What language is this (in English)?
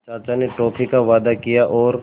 Hindi